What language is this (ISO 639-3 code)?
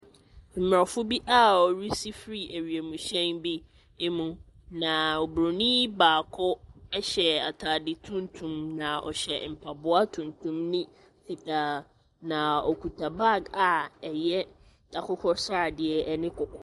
aka